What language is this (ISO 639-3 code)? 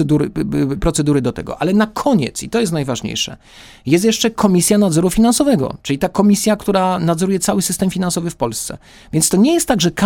pol